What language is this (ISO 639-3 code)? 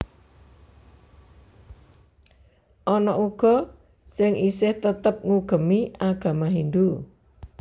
jav